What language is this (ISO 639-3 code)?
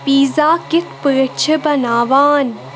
kas